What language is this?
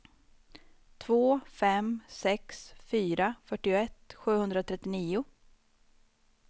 Swedish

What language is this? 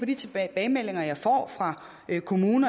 Danish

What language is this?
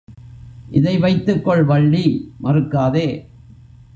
Tamil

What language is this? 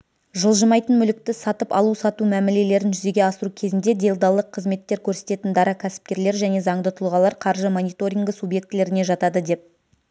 Kazakh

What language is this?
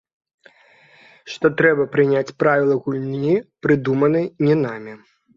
Belarusian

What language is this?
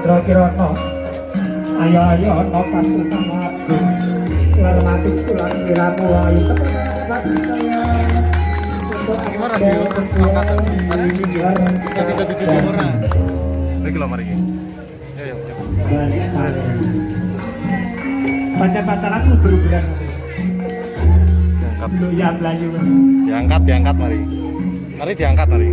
Indonesian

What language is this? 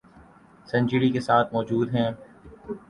Urdu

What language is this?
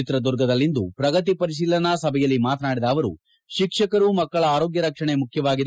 Kannada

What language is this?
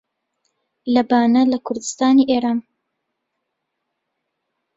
Central Kurdish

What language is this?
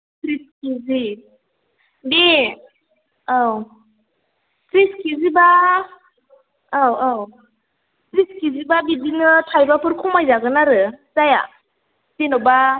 Bodo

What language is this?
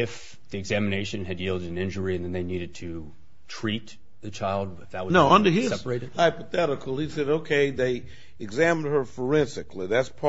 English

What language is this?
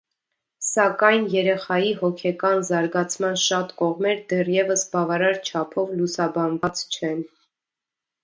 Armenian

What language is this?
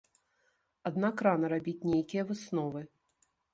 Belarusian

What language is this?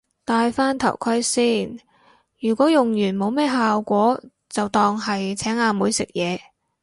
Cantonese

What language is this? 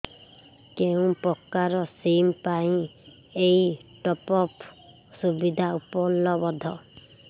Odia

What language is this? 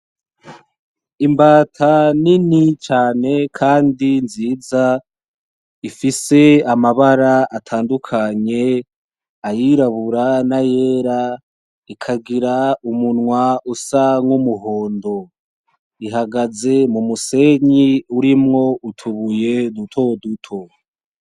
Rundi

